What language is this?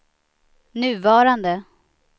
Swedish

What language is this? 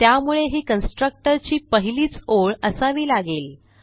Marathi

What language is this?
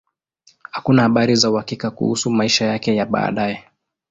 Swahili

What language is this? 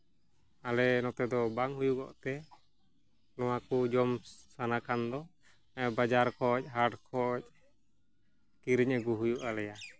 Santali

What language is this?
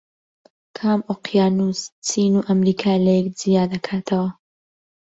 Central Kurdish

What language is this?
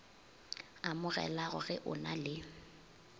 Northern Sotho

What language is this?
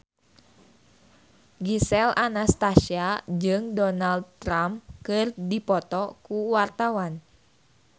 Sundanese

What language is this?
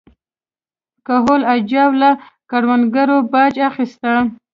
Pashto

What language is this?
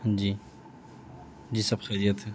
Urdu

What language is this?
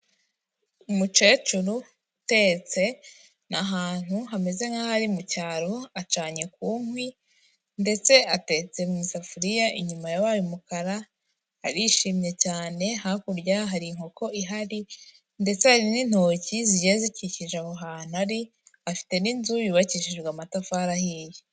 Kinyarwanda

